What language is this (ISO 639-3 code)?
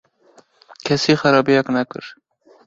kur